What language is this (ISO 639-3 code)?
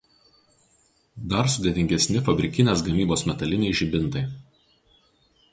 lit